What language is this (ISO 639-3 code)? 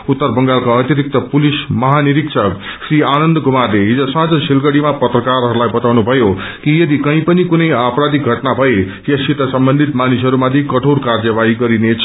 nep